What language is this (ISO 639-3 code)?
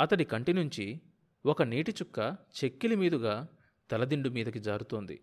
tel